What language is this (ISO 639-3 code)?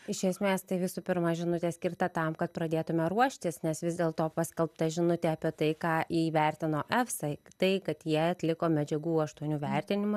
lit